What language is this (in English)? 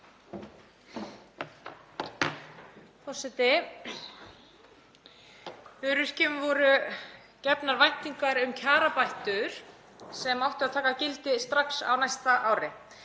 Icelandic